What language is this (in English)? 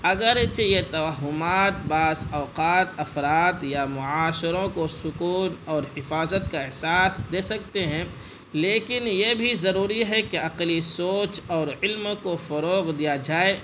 Urdu